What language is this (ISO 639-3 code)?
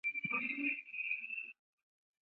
zho